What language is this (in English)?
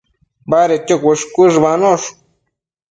Matsés